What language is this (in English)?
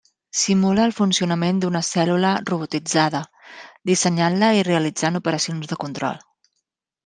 Catalan